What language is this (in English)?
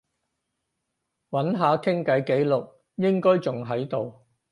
Cantonese